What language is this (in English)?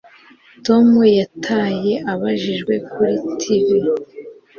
Kinyarwanda